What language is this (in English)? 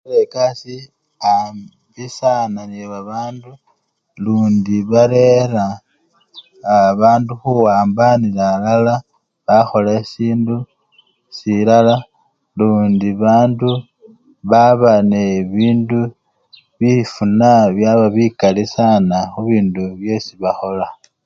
Luyia